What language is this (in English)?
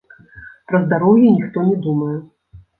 Belarusian